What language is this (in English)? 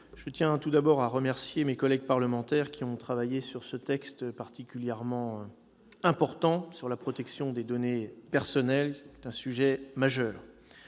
French